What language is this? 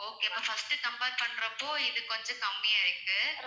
Tamil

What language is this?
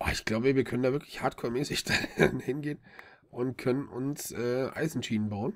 German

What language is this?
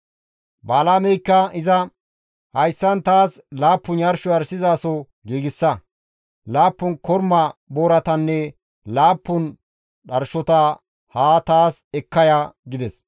Gamo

